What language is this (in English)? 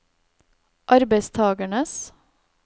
Norwegian